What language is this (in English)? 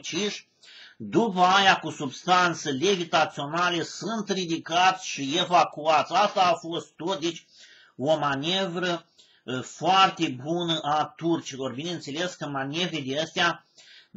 Romanian